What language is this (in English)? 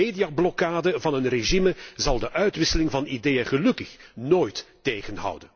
Dutch